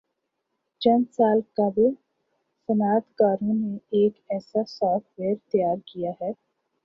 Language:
Urdu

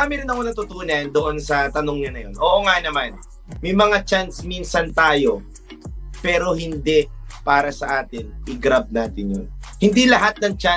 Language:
Filipino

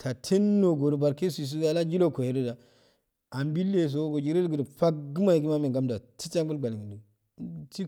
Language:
Afade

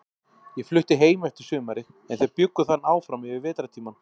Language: Icelandic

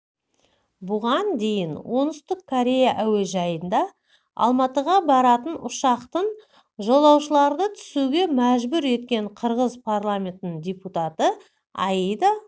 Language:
Kazakh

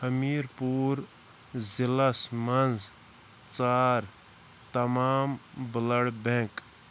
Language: Kashmiri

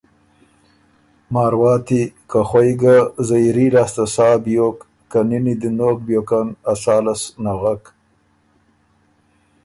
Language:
Ormuri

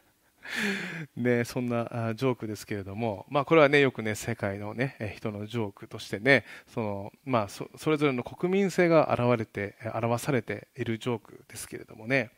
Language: Japanese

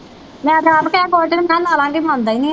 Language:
Punjabi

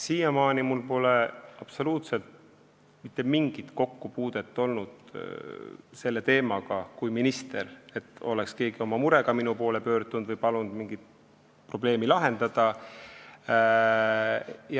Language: Estonian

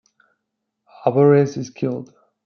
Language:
English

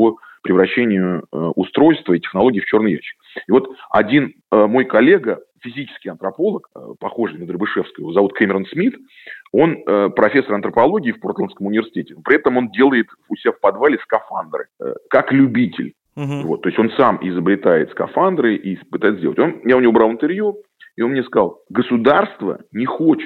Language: Russian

